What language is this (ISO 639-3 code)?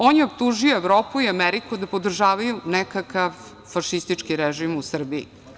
srp